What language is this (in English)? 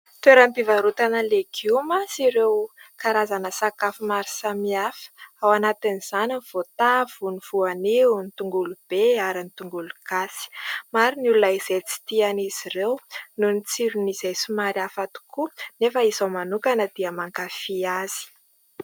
Malagasy